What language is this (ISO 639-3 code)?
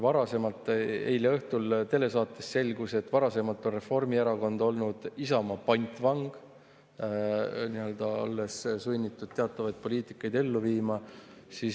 est